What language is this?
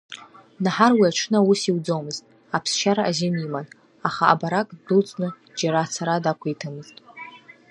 Abkhazian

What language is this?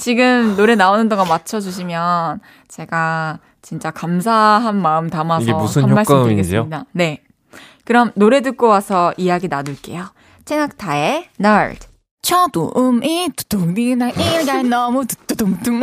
Korean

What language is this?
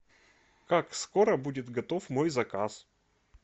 Russian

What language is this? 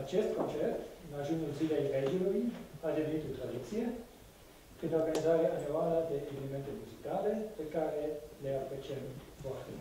Romanian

